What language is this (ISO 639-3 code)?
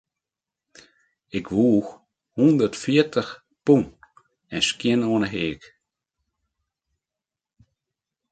fry